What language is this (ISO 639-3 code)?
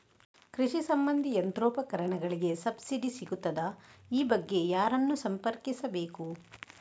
kan